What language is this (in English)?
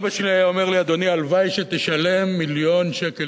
Hebrew